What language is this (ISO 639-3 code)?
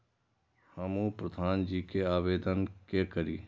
mai